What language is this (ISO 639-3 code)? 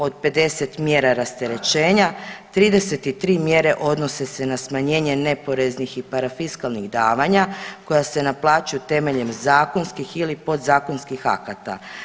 hrv